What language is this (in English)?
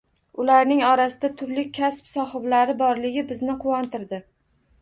Uzbek